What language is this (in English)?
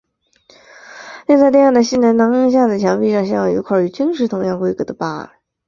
Chinese